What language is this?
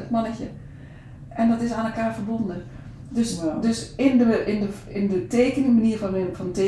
Dutch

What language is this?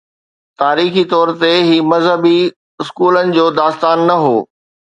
Sindhi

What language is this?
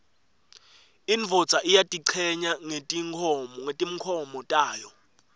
Swati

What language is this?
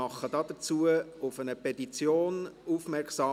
Swiss German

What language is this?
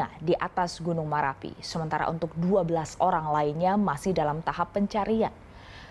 Indonesian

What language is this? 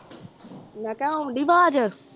Punjabi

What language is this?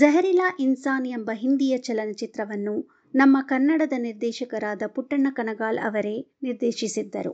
Kannada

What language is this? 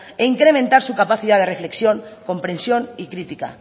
Spanish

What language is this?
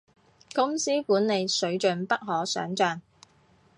Cantonese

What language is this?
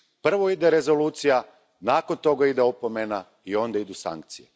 Croatian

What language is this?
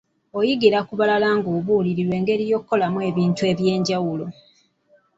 Ganda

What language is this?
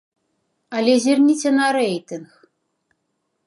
Belarusian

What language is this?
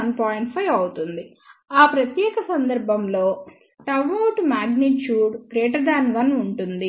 Telugu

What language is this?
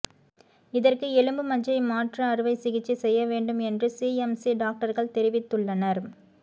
Tamil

